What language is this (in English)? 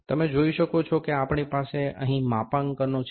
Gujarati